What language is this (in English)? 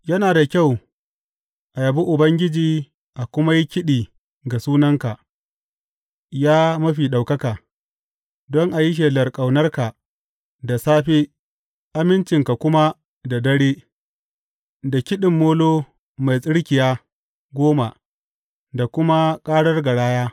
Hausa